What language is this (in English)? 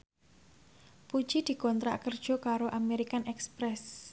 Javanese